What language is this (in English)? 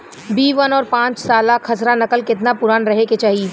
Bhojpuri